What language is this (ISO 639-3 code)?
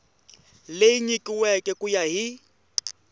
tso